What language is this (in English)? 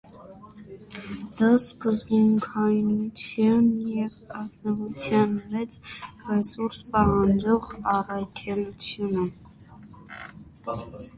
Armenian